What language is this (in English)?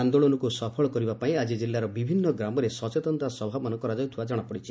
Odia